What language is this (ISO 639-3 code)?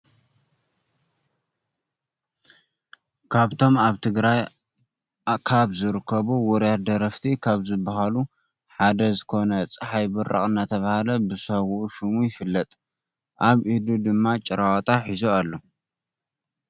tir